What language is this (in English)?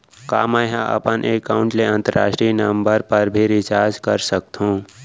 Chhattisgarhi